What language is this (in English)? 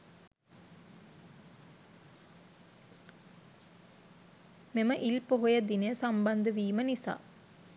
Sinhala